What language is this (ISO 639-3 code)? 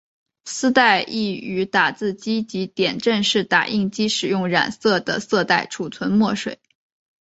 zho